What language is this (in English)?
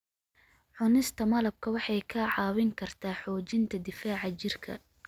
Somali